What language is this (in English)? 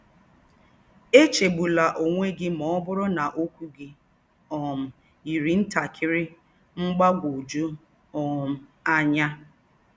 Igbo